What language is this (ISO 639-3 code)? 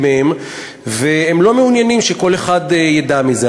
heb